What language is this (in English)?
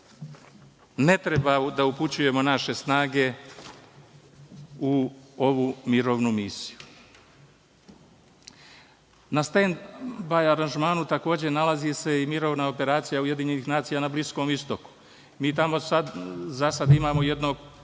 Serbian